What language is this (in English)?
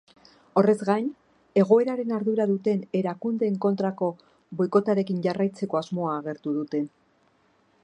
Basque